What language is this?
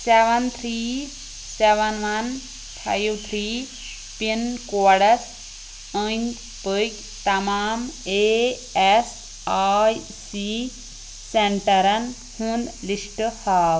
Kashmiri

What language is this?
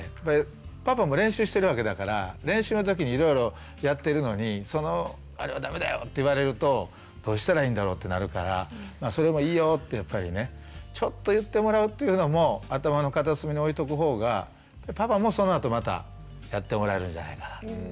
Japanese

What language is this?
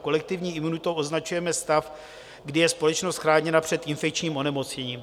Czech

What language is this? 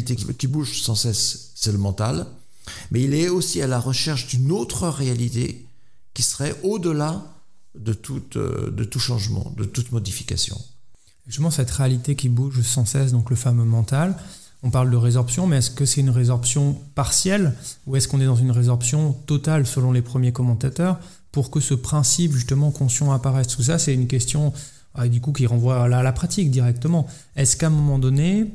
French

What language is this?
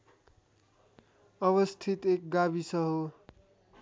Nepali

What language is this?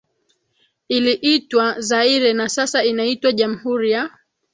Swahili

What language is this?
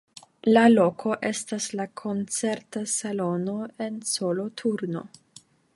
Esperanto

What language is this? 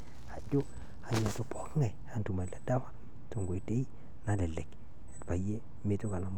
Masai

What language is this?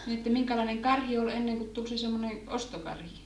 Finnish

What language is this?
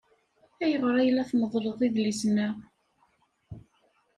Kabyle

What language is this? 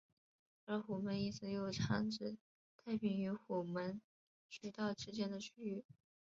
Chinese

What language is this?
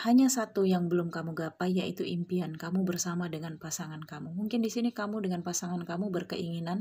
Indonesian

